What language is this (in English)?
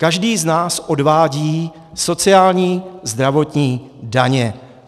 Czech